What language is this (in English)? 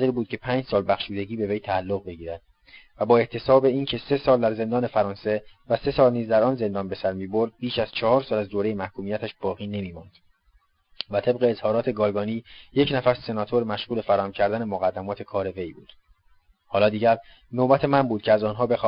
Persian